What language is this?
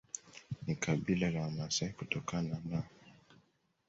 Swahili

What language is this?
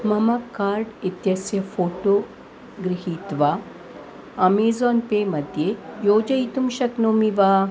Sanskrit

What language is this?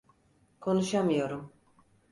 Turkish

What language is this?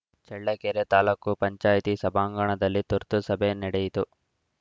Kannada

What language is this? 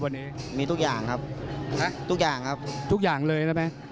Thai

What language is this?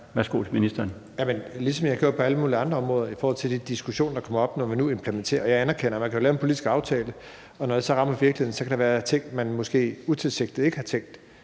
Danish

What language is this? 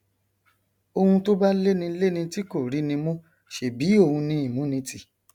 Yoruba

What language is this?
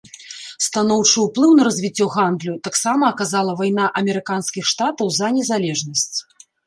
Belarusian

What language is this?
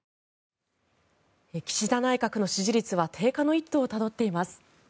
Japanese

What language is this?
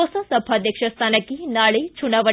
Kannada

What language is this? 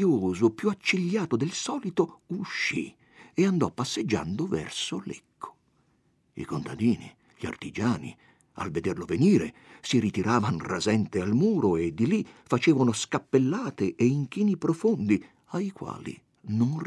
Italian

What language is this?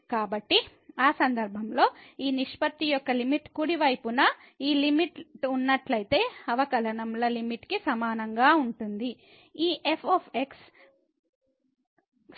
Telugu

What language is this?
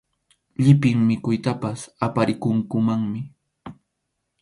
Arequipa-La Unión Quechua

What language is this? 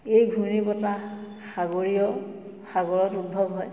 Assamese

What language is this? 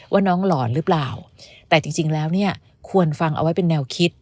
Thai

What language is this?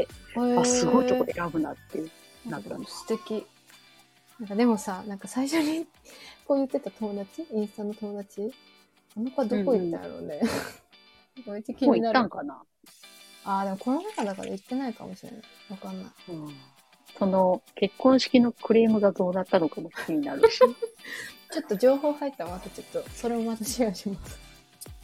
Japanese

